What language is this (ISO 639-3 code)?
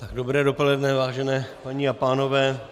ces